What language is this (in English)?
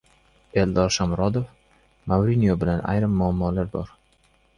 Uzbek